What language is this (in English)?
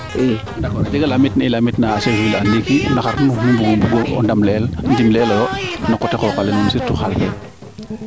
Serer